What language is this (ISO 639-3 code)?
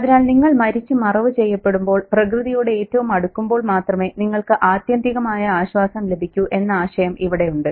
mal